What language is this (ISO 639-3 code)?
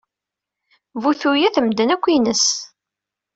kab